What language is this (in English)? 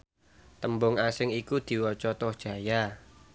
Javanese